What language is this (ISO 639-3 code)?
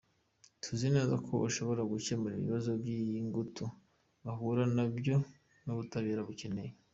kin